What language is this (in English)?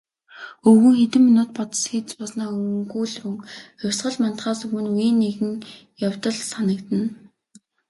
Mongolian